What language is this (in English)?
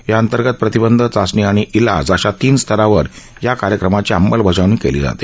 Marathi